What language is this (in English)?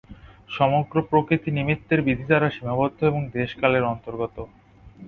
Bangla